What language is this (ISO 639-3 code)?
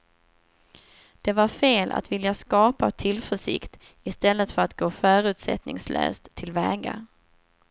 swe